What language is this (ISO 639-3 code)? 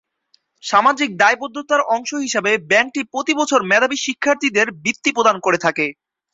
ben